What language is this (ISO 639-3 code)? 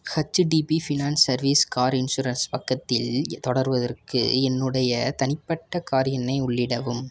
tam